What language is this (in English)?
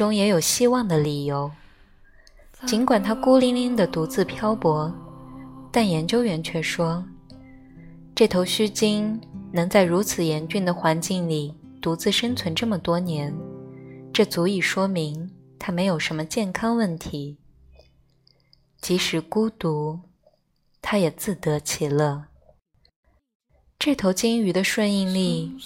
Chinese